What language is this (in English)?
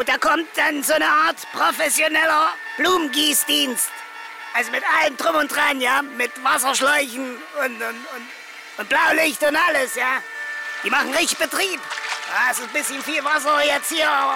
German